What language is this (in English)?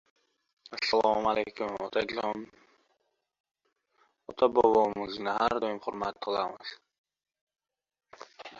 Uzbek